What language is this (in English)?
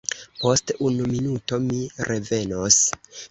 Esperanto